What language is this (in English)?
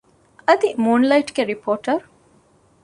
Divehi